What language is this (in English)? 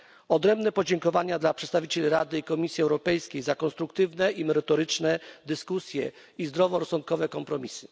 Polish